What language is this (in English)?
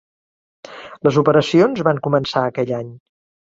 Catalan